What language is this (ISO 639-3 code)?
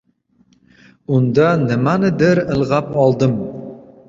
uzb